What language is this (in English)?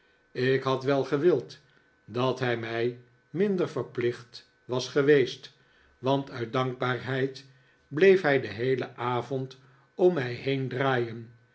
Dutch